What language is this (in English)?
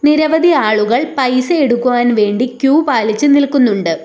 Malayalam